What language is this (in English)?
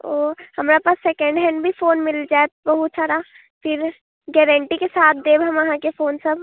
Maithili